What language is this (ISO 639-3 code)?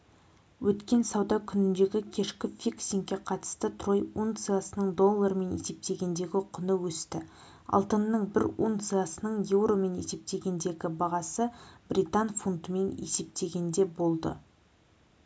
kaz